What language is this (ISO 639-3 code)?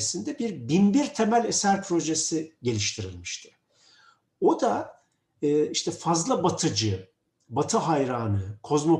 tur